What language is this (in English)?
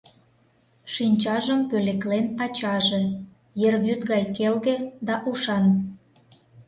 Mari